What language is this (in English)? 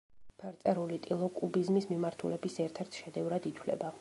Georgian